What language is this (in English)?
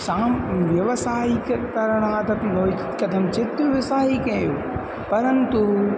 Sanskrit